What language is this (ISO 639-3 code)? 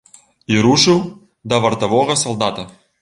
bel